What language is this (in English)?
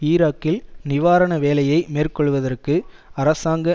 Tamil